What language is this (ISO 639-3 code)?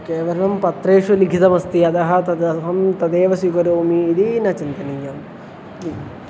san